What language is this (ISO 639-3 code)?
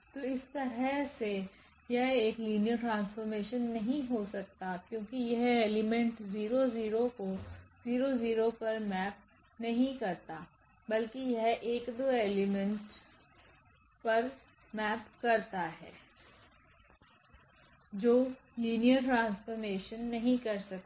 hin